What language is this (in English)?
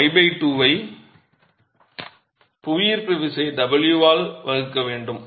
Tamil